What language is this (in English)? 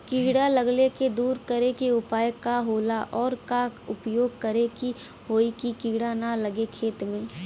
Bhojpuri